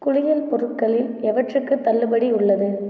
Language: Tamil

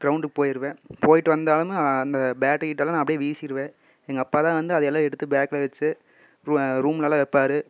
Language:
Tamil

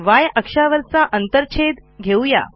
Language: Marathi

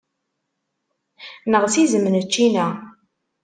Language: Kabyle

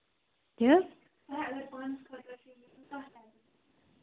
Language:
Kashmiri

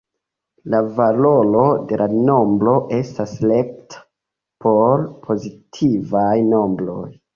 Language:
Esperanto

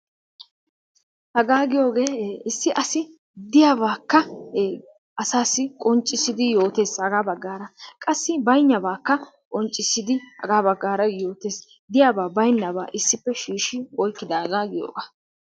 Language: Wolaytta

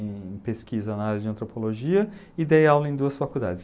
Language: Portuguese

